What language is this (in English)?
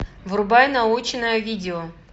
Russian